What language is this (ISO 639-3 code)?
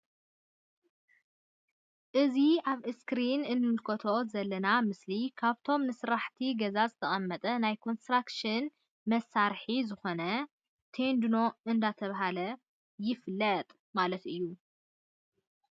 tir